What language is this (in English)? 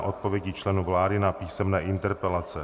Czech